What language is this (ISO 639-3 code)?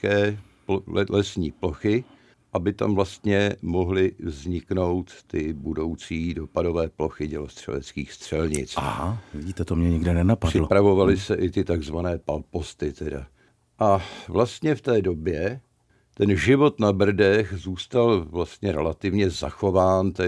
ces